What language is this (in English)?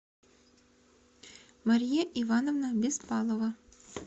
Russian